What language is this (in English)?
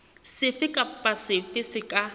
Southern Sotho